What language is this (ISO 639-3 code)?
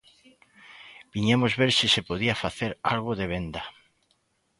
glg